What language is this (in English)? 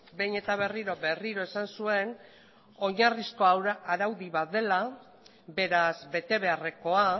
Basque